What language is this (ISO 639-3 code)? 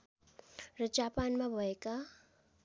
nep